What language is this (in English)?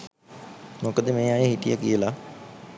Sinhala